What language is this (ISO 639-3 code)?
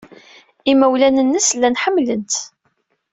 kab